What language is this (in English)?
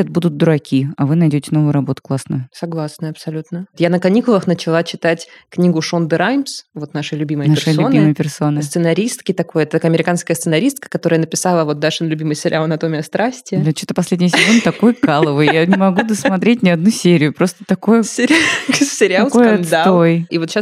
Russian